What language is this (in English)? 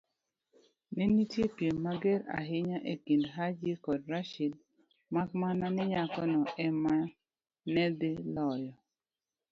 Luo (Kenya and Tanzania)